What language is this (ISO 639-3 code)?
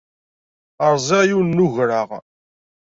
kab